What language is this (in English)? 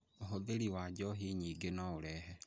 Kikuyu